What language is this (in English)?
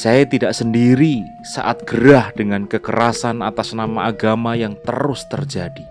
Indonesian